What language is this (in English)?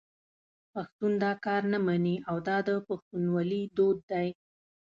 Pashto